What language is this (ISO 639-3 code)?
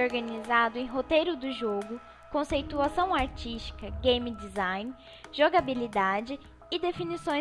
por